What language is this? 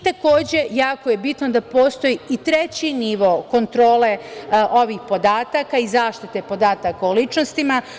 Serbian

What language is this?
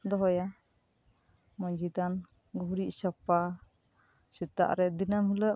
Santali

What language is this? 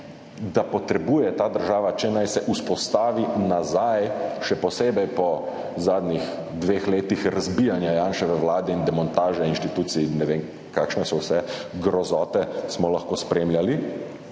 Slovenian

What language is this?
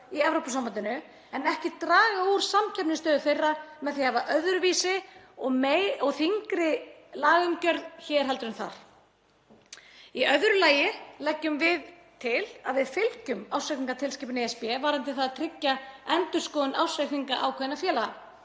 Icelandic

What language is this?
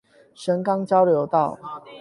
Chinese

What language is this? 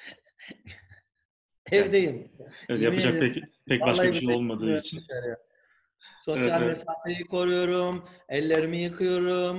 Turkish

